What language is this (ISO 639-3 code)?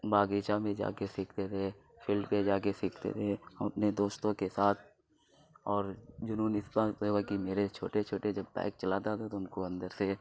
urd